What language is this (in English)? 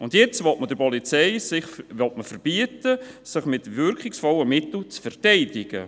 Swiss German